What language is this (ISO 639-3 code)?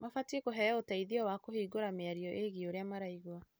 kik